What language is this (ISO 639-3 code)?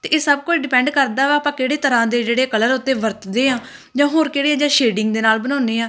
pan